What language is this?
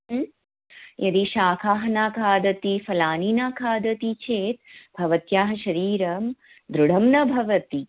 Sanskrit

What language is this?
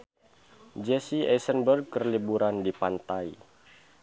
Sundanese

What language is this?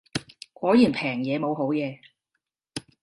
Cantonese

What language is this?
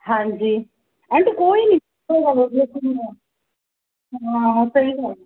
Punjabi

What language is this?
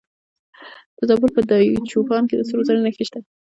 Pashto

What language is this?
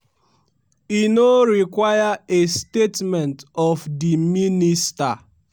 Nigerian Pidgin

